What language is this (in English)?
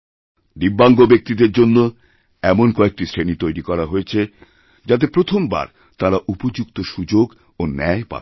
Bangla